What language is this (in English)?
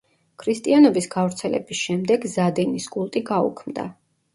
Georgian